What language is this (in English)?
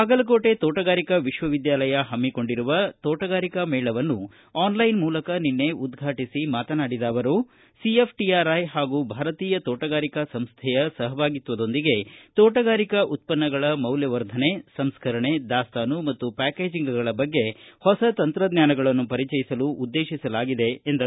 Kannada